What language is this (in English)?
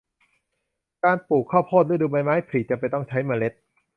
Thai